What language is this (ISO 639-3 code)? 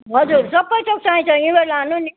nep